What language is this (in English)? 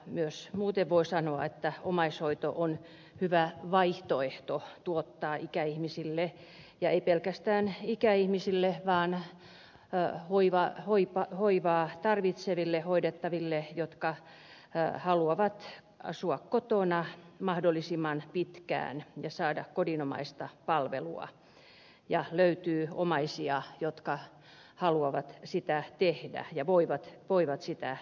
Finnish